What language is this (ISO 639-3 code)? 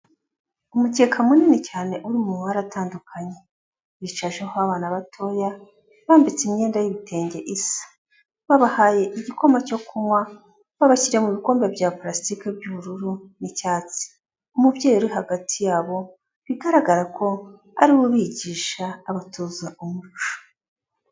kin